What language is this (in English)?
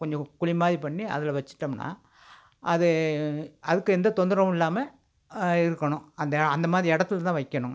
Tamil